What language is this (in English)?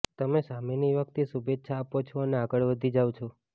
Gujarati